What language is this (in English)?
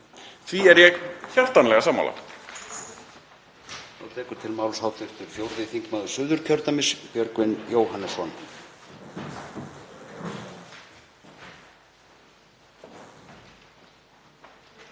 Icelandic